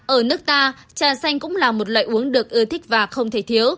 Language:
Vietnamese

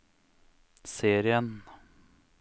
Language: Norwegian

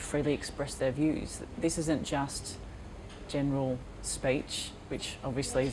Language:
English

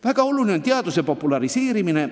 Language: Estonian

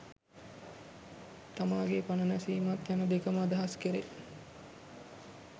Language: Sinhala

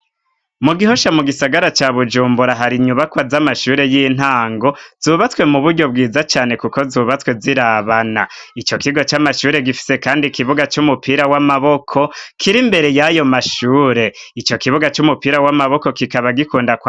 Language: Rundi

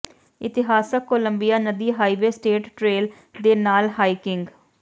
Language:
Punjabi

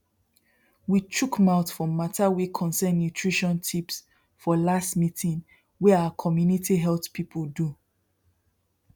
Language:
Nigerian Pidgin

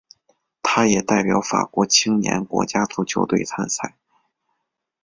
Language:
Chinese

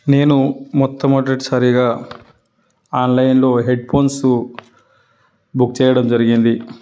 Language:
Telugu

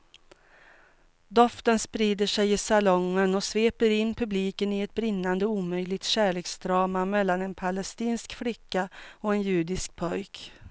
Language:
Swedish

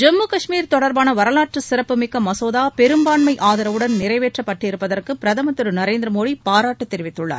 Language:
Tamil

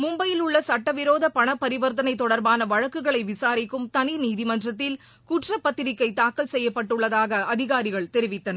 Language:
Tamil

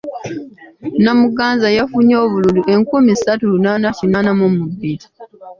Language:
Ganda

